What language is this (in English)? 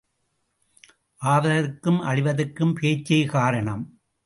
Tamil